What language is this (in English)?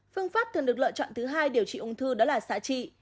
Vietnamese